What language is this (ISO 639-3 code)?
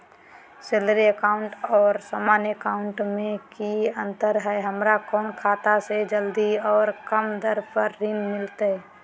mag